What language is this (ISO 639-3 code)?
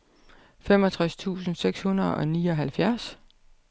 dan